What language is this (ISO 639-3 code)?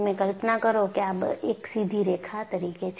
guj